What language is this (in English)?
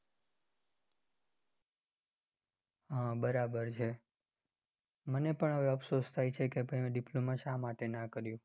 Gujarati